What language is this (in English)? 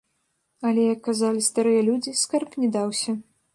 Belarusian